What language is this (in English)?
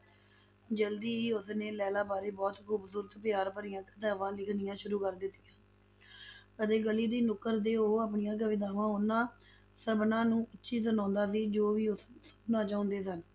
Punjabi